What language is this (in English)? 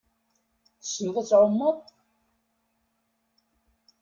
Kabyle